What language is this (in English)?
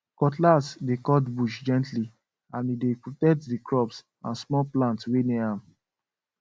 Nigerian Pidgin